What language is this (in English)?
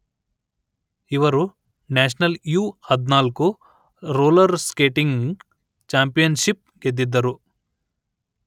Kannada